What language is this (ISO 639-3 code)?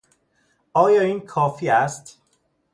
fas